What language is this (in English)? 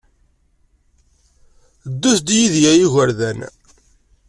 Kabyle